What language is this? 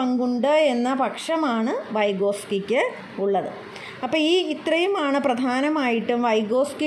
Malayalam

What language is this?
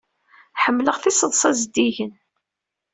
Kabyle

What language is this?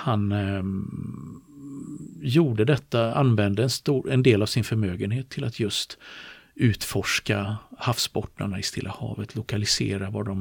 Swedish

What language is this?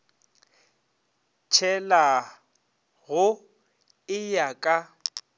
Northern Sotho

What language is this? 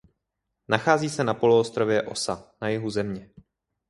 Czech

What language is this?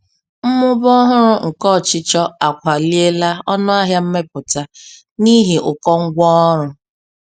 Igbo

